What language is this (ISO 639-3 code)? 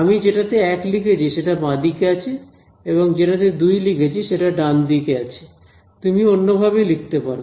ben